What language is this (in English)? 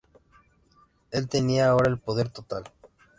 Spanish